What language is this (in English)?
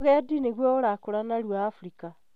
Kikuyu